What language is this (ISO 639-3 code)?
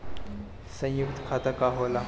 bho